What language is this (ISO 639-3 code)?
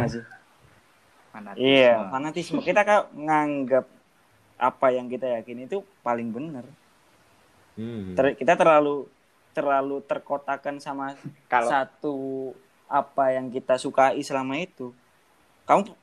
ind